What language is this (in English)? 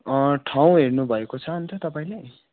Nepali